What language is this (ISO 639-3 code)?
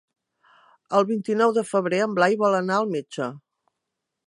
cat